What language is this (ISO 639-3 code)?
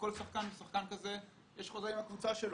heb